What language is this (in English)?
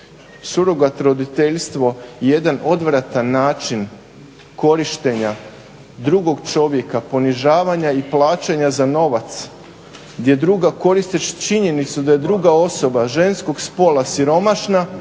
Croatian